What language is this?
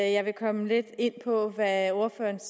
Danish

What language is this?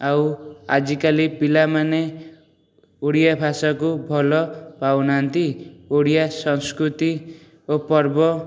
Odia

